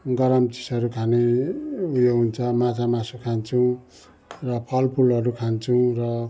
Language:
Nepali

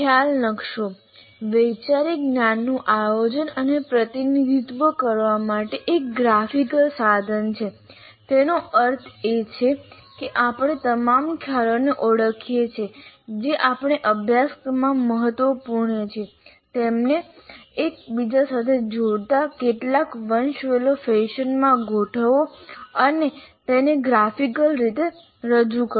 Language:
Gujarati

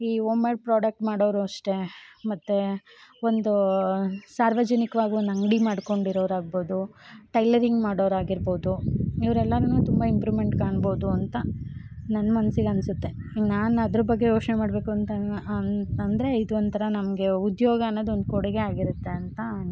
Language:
Kannada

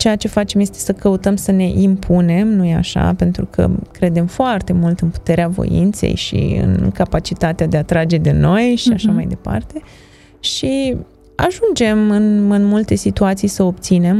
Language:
Romanian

